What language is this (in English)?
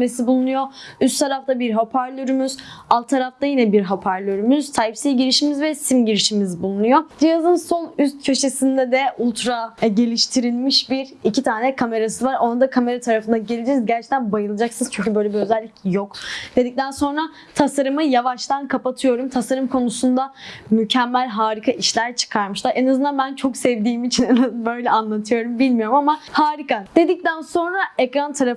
Turkish